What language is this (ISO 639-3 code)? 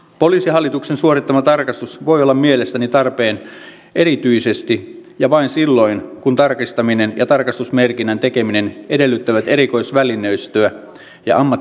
fin